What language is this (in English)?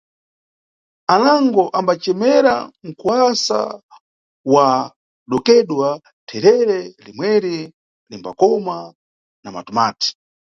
Nyungwe